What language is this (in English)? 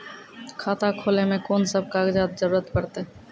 Maithili